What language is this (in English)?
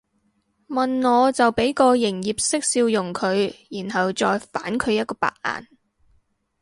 Cantonese